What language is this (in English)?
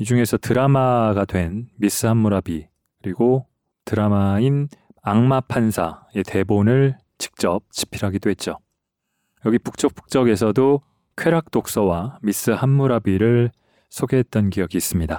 Korean